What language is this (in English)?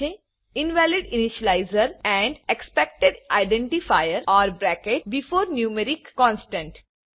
Gujarati